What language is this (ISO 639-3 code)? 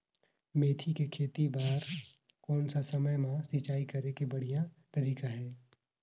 hne